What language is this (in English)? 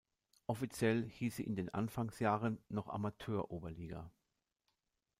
German